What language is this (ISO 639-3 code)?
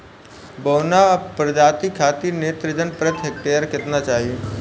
bho